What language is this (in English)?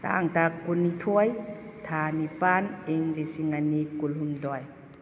Manipuri